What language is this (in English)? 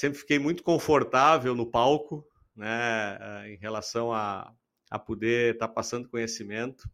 Portuguese